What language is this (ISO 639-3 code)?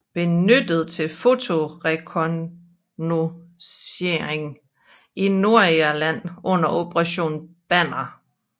dan